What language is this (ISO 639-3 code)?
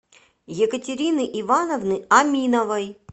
rus